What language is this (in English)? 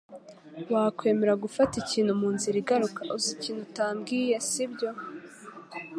Kinyarwanda